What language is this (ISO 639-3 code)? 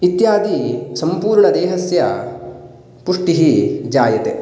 san